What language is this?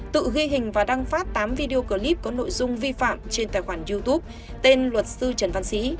Vietnamese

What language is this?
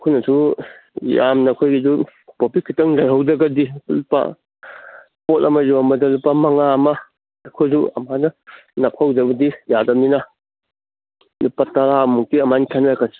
Manipuri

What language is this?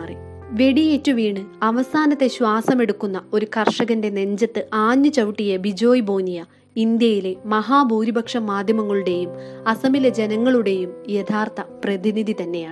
Malayalam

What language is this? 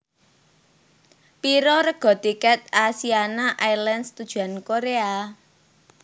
Javanese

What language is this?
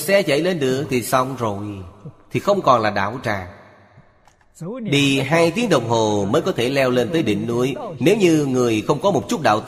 Vietnamese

